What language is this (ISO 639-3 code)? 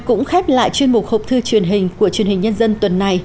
vie